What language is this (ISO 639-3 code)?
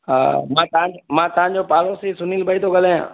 snd